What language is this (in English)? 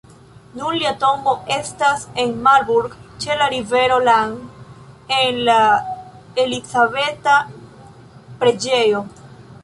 Esperanto